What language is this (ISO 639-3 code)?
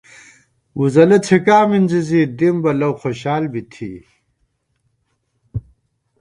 gwt